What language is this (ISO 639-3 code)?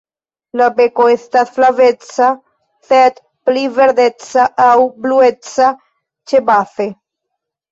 epo